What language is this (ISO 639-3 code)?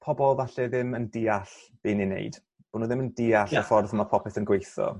cym